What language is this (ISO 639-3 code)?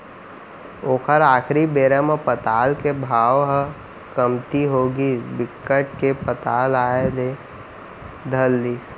hne